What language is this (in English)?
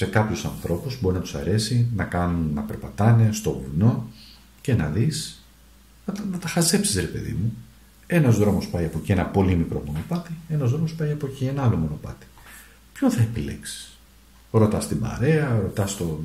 Greek